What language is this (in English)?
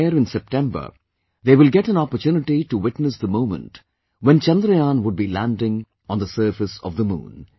English